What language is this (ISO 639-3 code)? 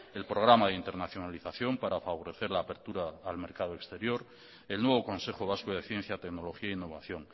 spa